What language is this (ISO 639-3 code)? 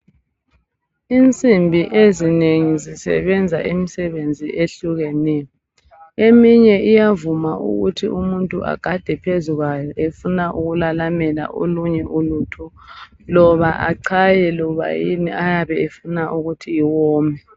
nde